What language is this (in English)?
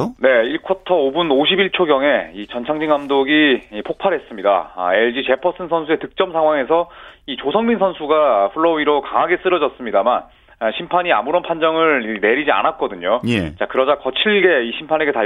Korean